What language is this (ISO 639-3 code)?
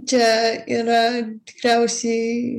lit